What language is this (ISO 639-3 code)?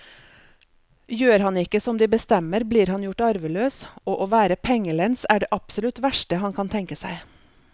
nor